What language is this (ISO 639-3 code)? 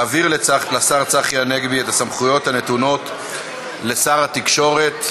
heb